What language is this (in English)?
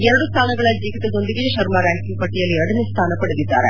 Kannada